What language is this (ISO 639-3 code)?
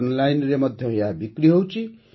ori